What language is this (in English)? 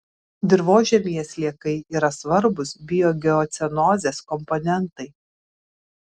Lithuanian